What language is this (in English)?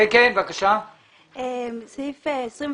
Hebrew